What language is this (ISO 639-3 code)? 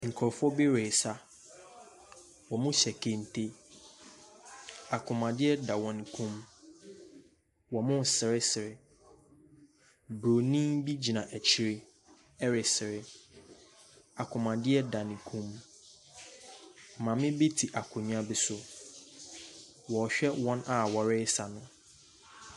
aka